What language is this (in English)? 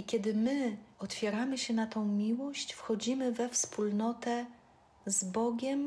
Polish